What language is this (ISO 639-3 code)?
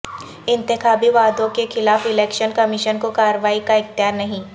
urd